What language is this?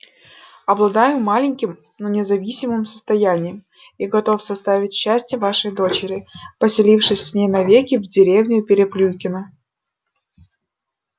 Russian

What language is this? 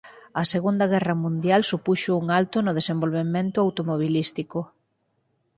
Galician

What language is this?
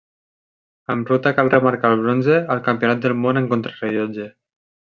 Catalan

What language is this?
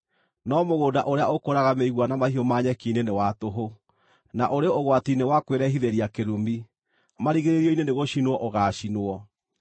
Kikuyu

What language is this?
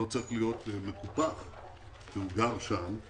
Hebrew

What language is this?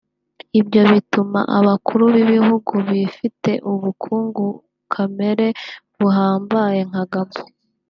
Kinyarwanda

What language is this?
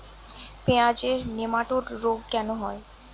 Bangla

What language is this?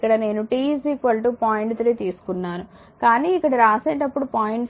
Telugu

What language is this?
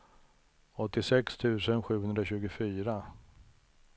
Swedish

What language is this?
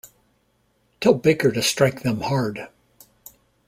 English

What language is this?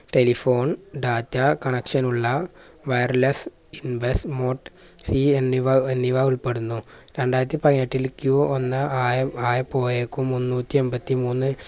Malayalam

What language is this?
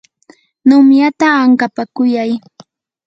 Yanahuanca Pasco Quechua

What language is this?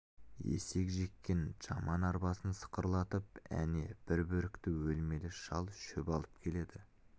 Kazakh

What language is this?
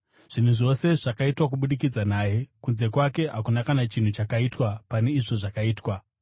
Shona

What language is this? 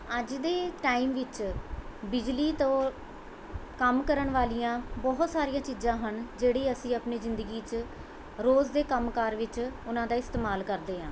Punjabi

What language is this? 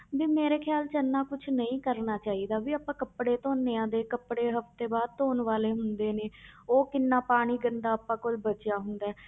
Punjabi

